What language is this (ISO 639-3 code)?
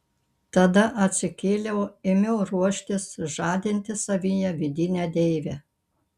lit